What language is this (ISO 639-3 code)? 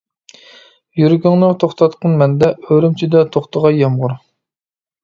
uig